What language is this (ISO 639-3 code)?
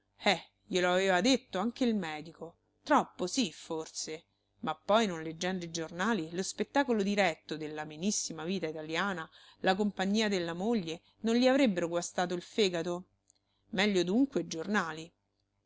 ita